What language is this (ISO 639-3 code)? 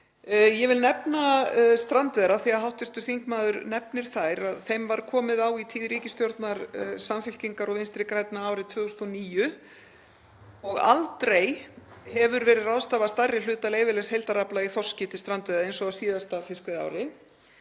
isl